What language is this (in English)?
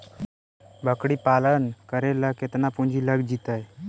Magahi